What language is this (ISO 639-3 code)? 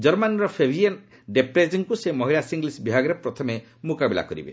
ori